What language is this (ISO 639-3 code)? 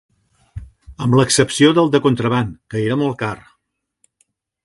cat